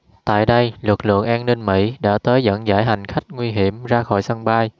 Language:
Vietnamese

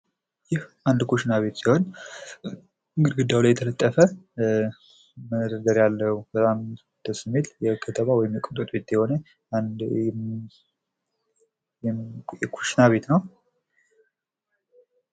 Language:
Amharic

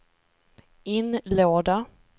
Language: Swedish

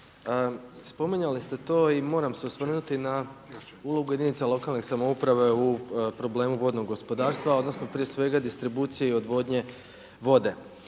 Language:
Croatian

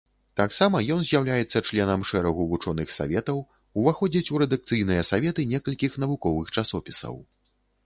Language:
Belarusian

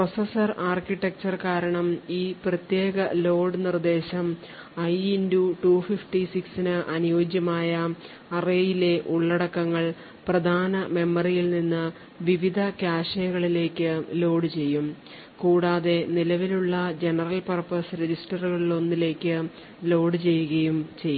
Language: Malayalam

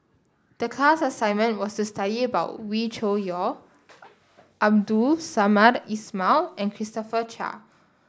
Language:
English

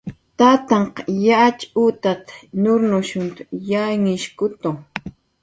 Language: Jaqaru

